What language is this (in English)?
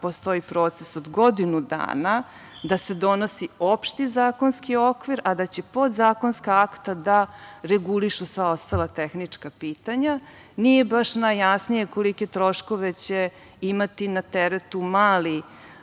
Serbian